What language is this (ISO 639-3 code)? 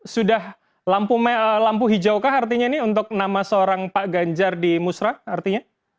ind